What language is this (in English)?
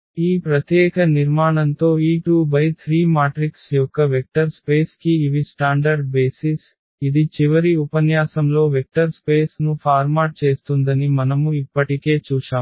Telugu